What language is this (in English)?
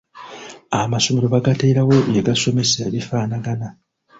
Ganda